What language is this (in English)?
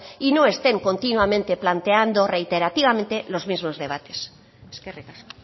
Spanish